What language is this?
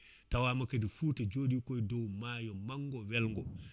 Fula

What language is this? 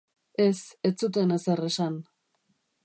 Basque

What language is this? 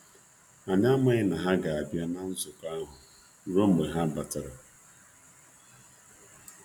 Igbo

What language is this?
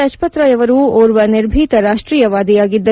Kannada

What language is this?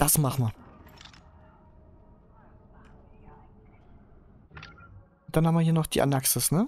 German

